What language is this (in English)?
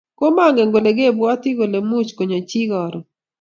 Kalenjin